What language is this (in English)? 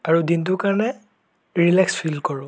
Assamese